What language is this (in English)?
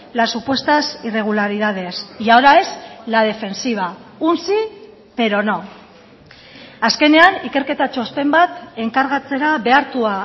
Spanish